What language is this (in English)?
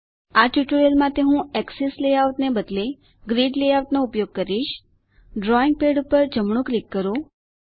Gujarati